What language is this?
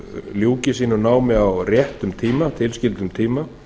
Icelandic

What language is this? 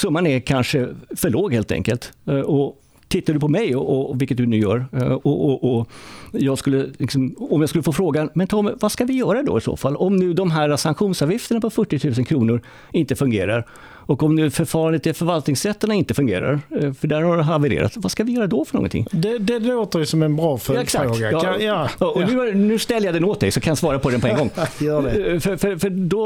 Swedish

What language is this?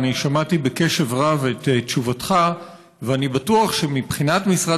Hebrew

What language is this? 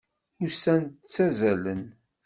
Kabyle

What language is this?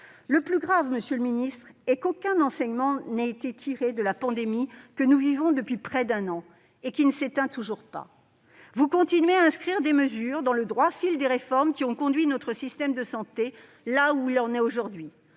French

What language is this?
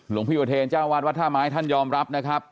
Thai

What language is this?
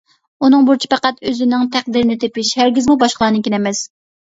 Uyghur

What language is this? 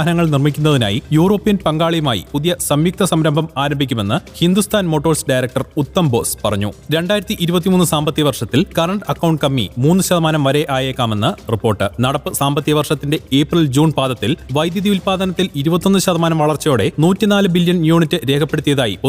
Malayalam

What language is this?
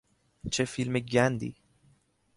Persian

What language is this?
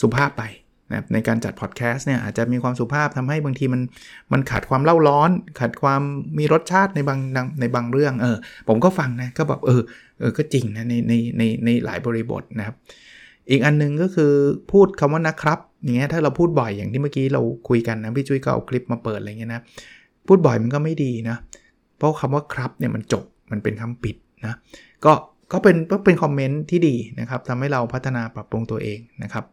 Thai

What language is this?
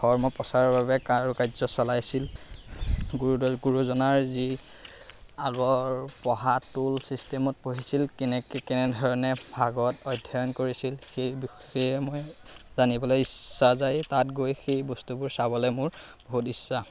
Assamese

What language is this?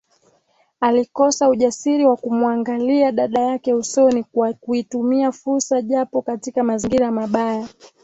Swahili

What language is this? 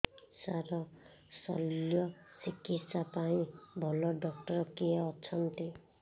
Odia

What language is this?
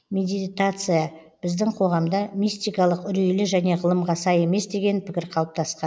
Kazakh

